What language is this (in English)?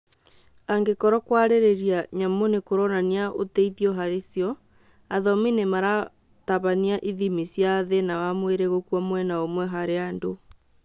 Kikuyu